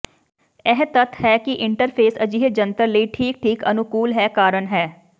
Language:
Punjabi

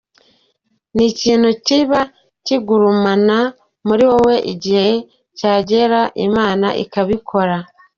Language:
Kinyarwanda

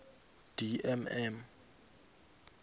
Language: South Ndebele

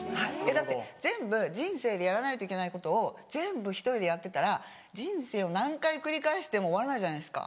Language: Japanese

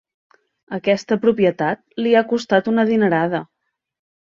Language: Catalan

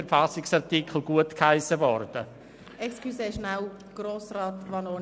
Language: Swiss German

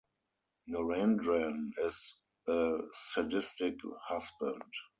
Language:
English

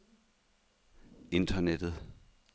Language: Danish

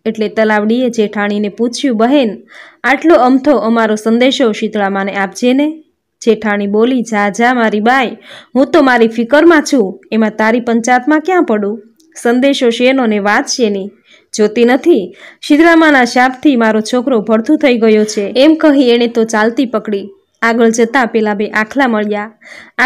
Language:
Gujarati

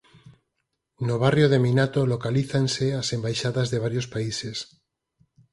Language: Galician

